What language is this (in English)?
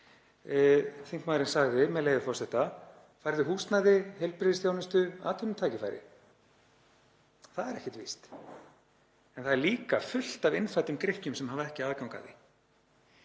Icelandic